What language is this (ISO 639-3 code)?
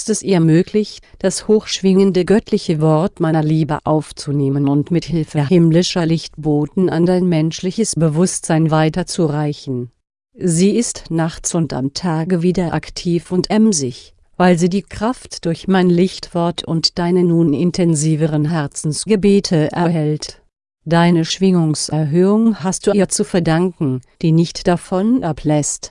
deu